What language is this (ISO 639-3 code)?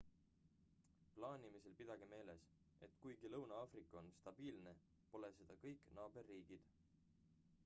est